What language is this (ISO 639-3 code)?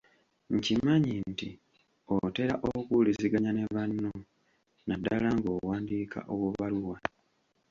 lug